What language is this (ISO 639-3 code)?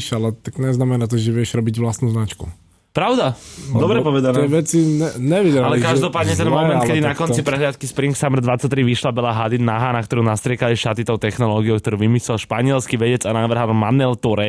slk